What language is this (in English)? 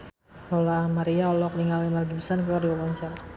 Sundanese